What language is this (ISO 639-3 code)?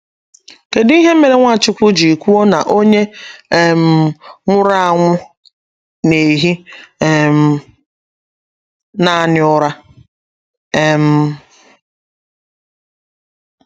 ibo